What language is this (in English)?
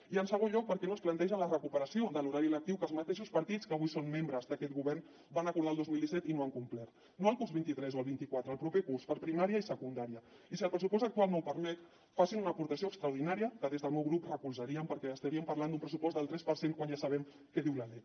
Catalan